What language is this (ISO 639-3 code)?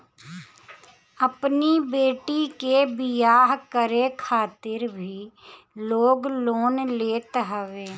bho